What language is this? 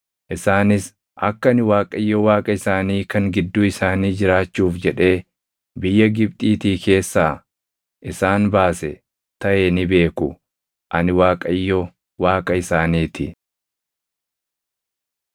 Oromo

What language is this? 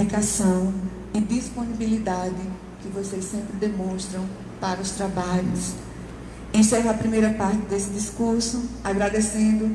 Portuguese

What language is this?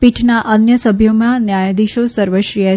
Gujarati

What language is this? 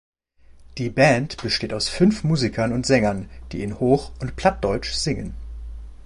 German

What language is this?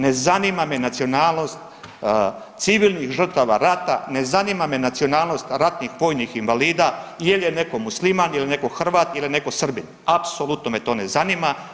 Croatian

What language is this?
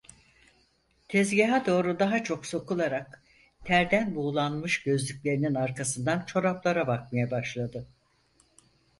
Turkish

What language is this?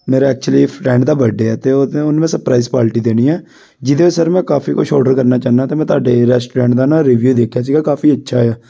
Punjabi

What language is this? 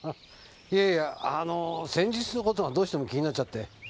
Japanese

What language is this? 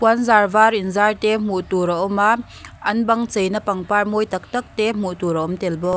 Mizo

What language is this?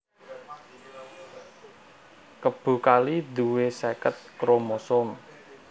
Javanese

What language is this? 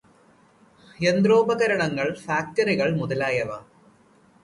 Malayalam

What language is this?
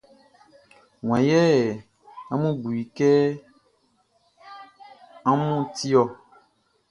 Baoulé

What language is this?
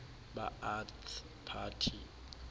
Xhosa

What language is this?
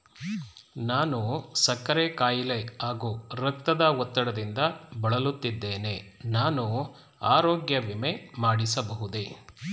Kannada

